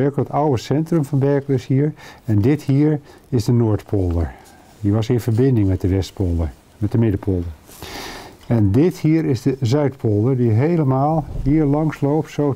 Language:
Dutch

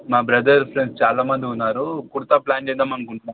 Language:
Telugu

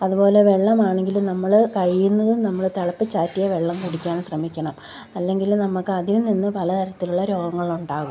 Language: Malayalam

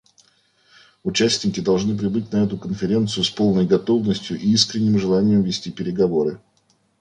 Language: Russian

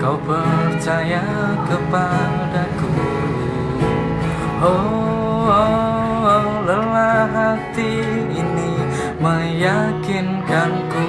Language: Indonesian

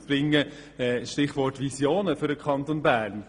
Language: Swiss German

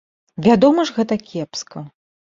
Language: Belarusian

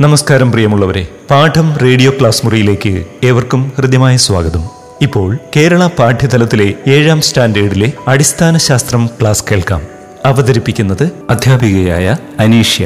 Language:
Malayalam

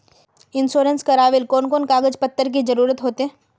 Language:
Magahi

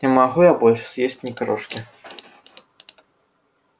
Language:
Russian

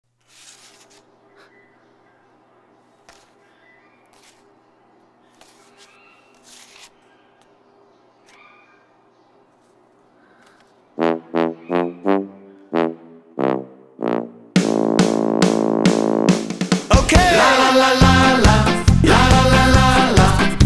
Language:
Dutch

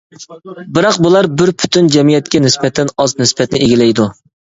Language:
Uyghur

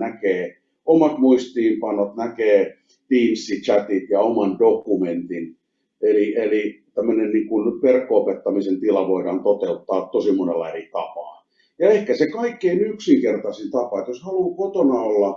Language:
Finnish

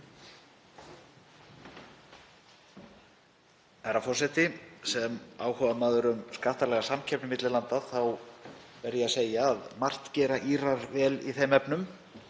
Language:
Icelandic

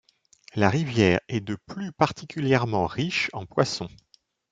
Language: French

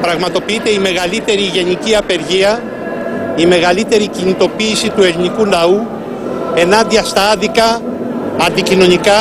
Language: Greek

